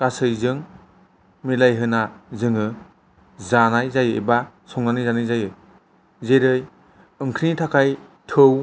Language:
Bodo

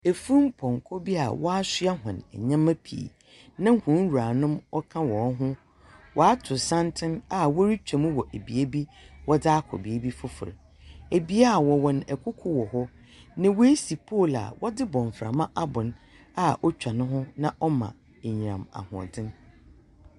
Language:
Akan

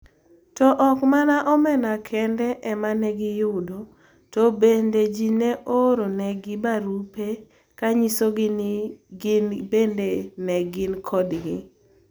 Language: Luo (Kenya and Tanzania)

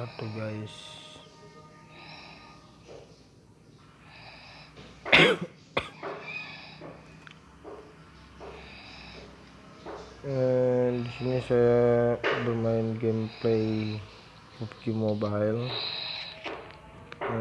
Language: Indonesian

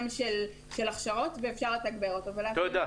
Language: Hebrew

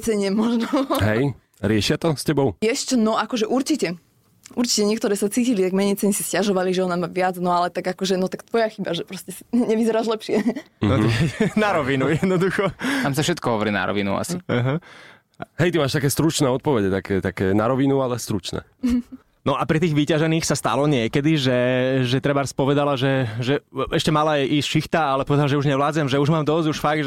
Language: Slovak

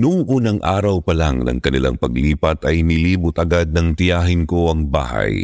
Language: Filipino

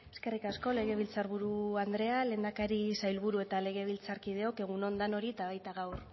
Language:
Basque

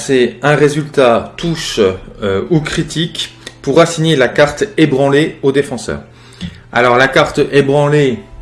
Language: French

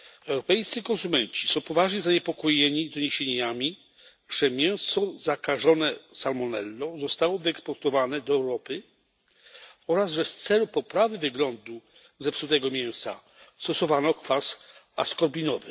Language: Polish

